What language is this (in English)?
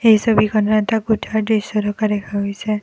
Assamese